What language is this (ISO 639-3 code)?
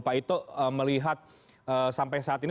ind